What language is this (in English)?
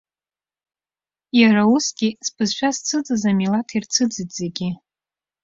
Abkhazian